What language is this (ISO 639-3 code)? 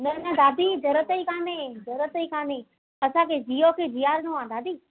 snd